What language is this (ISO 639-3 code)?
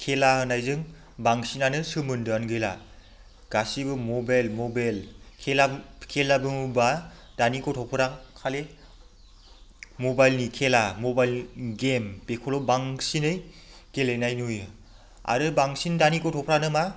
brx